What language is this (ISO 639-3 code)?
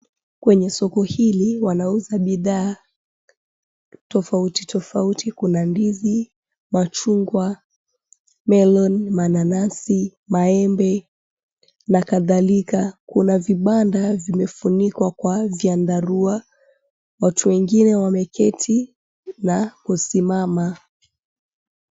swa